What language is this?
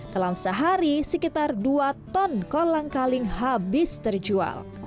Indonesian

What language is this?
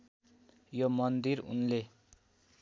Nepali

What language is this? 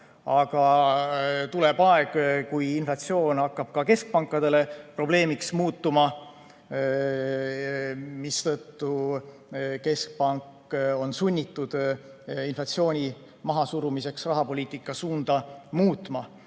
Estonian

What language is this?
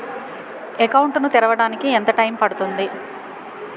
Telugu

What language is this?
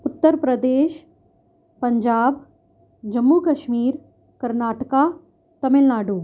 Urdu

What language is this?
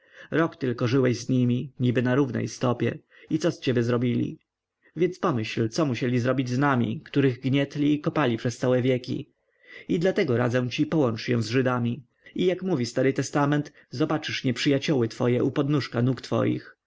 Polish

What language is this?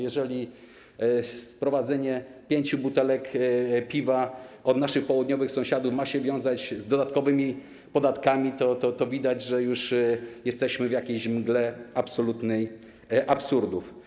Polish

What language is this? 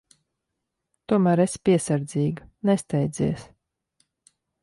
Latvian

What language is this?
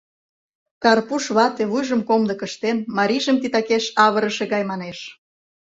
Mari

